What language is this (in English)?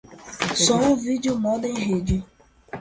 Portuguese